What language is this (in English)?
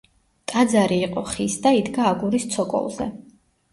Georgian